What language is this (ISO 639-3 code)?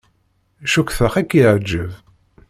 kab